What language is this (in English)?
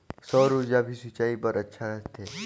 Chhattisgarhi